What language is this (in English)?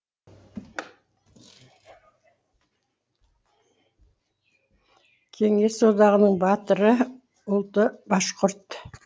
Kazakh